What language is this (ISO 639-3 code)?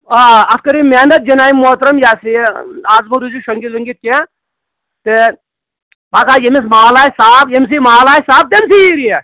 kas